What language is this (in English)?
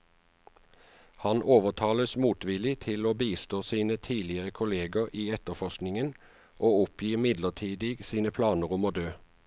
Norwegian